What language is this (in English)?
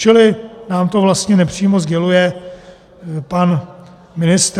Czech